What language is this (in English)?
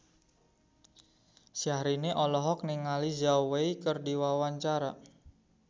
Sundanese